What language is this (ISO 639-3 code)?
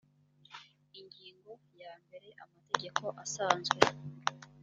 kin